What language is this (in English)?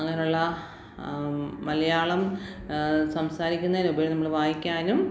Malayalam